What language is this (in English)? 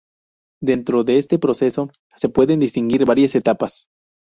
Spanish